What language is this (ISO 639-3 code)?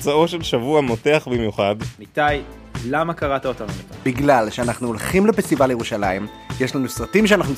heb